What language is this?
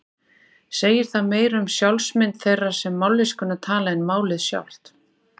Icelandic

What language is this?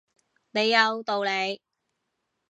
Cantonese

